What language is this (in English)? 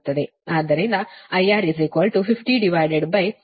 Kannada